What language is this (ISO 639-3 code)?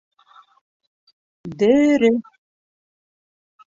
bak